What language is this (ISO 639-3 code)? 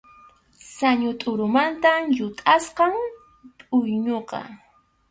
qxu